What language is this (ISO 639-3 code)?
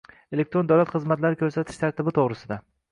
uzb